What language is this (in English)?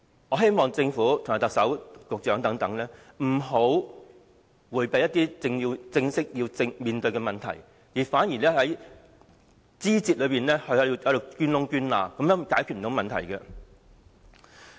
Cantonese